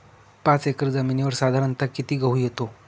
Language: Marathi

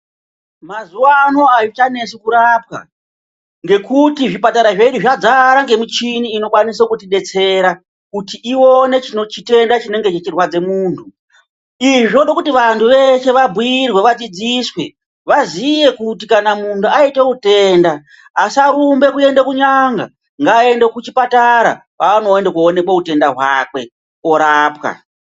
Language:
Ndau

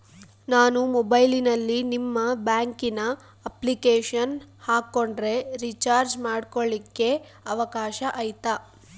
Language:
Kannada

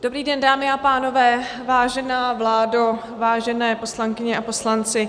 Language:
Czech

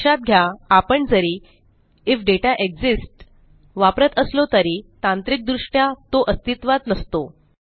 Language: Marathi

